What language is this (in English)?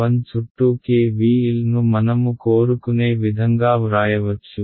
Telugu